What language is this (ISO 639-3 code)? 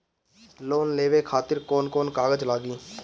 bho